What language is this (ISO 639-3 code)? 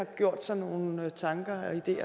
dan